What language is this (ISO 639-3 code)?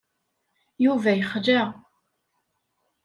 kab